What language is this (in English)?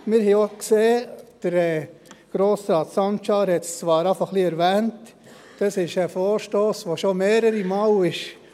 Swiss German